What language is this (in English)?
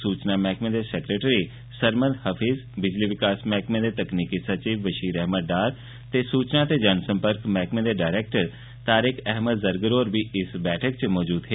Dogri